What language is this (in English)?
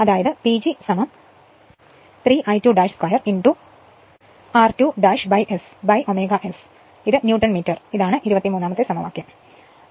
Malayalam